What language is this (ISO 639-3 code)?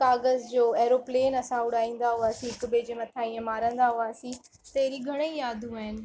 snd